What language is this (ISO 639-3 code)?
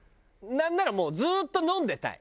jpn